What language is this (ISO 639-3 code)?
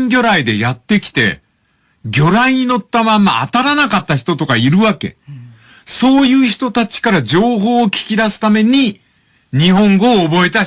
jpn